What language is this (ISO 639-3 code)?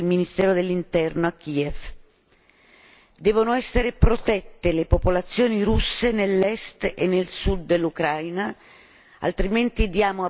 ita